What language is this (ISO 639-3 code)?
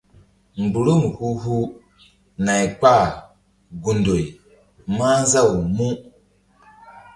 mdd